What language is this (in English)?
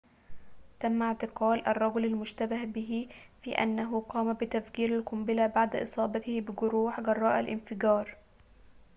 Arabic